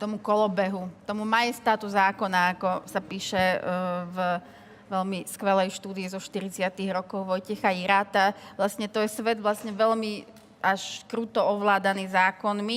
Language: Slovak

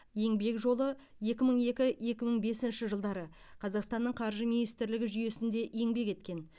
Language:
Kazakh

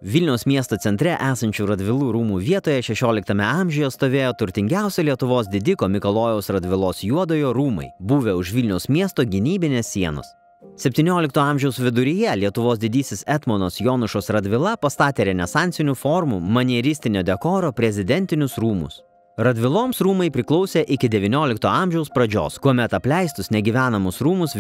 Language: Lithuanian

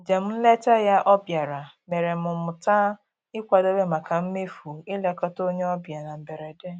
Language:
Igbo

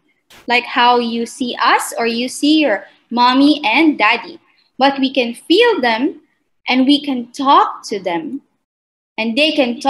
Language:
English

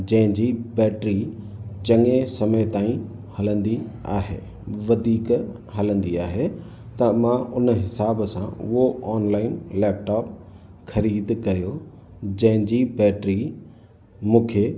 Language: Sindhi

